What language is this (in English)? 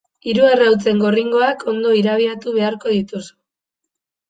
Basque